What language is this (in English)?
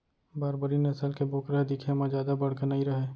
Chhattisgarhi